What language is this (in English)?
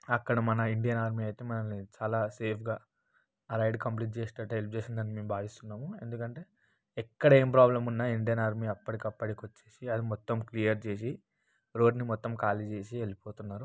Telugu